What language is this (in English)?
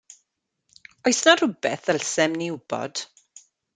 Welsh